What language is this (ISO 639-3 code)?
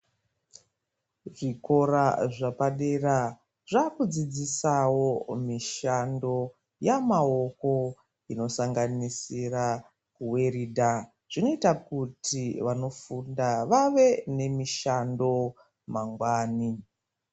ndc